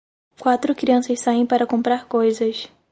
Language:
Portuguese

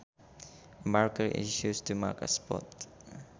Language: Sundanese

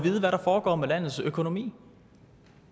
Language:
Danish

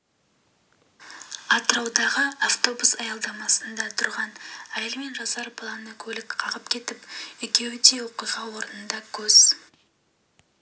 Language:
Kazakh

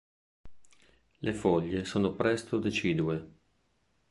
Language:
Italian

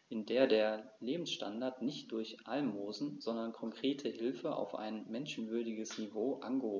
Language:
German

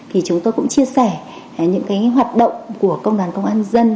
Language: Vietnamese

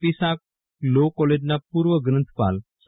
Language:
Gujarati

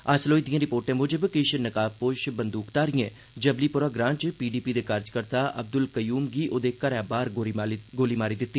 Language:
Dogri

